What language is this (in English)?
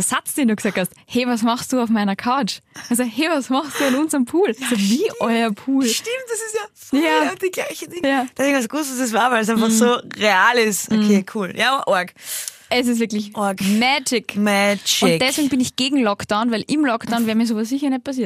German